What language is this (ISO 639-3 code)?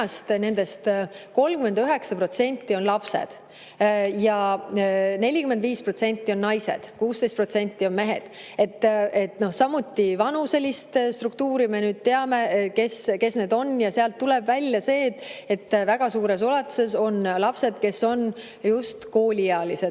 est